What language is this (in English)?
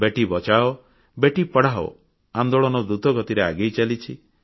Odia